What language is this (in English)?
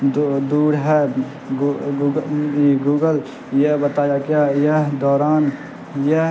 Urdu